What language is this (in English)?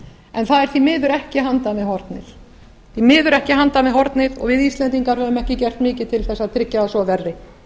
Icelandic